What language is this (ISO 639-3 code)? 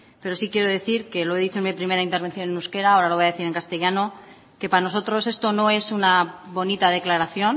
spa